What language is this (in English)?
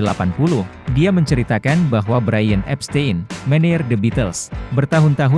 Indonesian